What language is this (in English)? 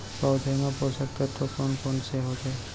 Chhattisgarhi